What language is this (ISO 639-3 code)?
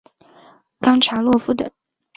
zho